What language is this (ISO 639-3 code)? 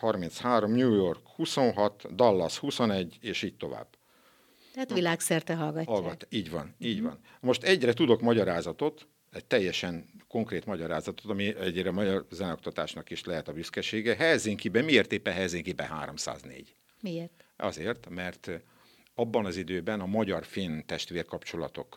hun